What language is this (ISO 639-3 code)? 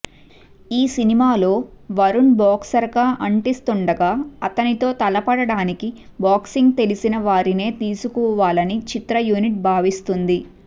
tel